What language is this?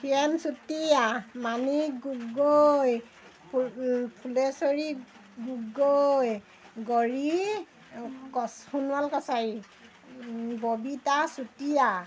Assamese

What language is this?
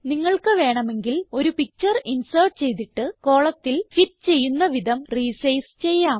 Malayalam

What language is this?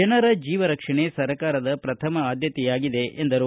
Kannada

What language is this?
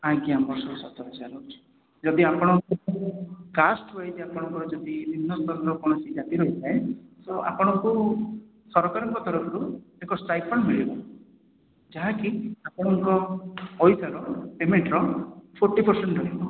Odia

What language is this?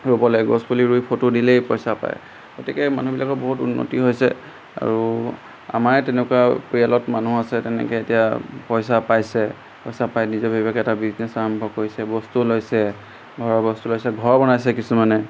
Assamese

